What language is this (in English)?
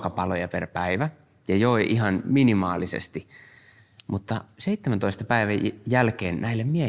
Finnish